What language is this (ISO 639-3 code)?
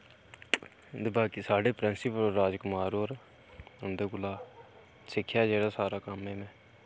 doi